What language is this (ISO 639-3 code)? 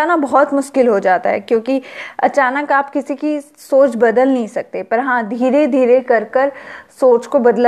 hin